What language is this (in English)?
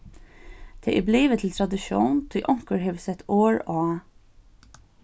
Faroese